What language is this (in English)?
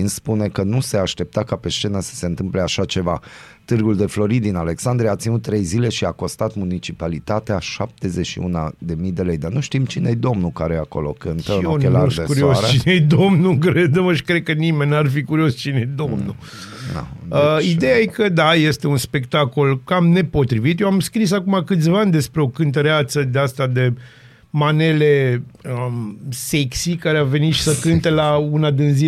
Romanian